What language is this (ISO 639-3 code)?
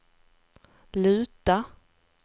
swe